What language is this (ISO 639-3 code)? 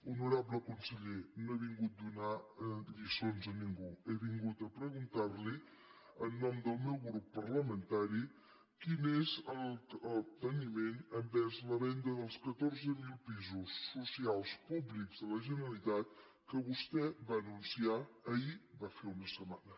cat